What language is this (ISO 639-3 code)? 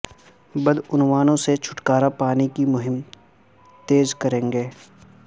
urd